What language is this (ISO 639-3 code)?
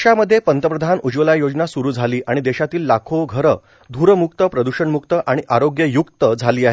mar